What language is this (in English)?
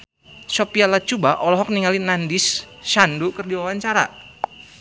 Sundanese